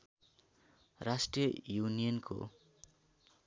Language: Nepali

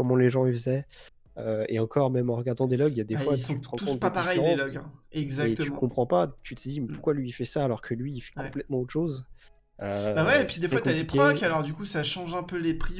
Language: French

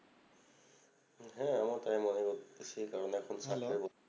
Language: Bangla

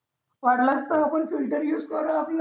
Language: Marathi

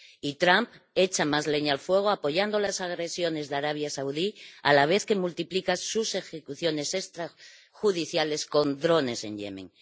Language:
Spanish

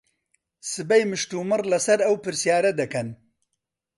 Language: Central Kurdish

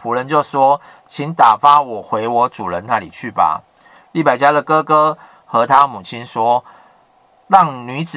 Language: Chinese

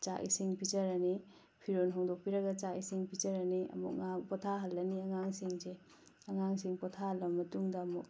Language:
Manipuri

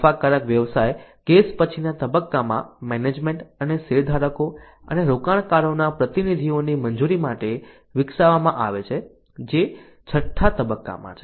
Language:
Gujarati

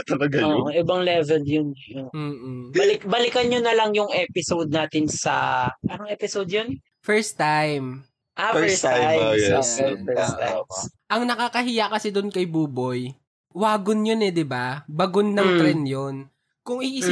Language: Filipino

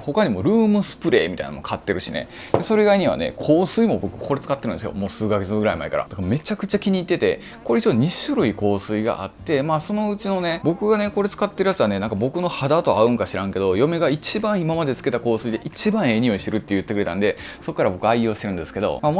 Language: Japanese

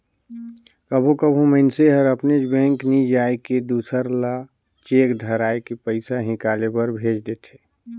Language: Chhattisgarhi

